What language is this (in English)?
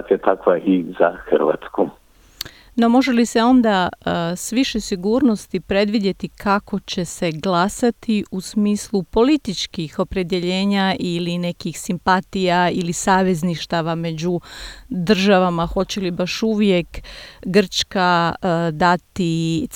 Croatian